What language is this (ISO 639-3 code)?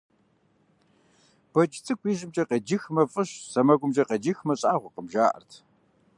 kbd